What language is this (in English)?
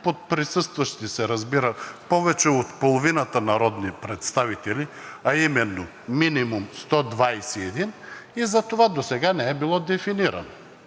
Bulgarian